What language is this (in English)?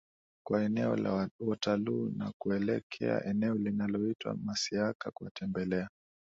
Swahili